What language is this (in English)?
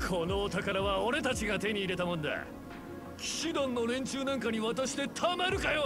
Japanese